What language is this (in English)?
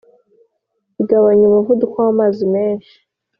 Kinyarwanda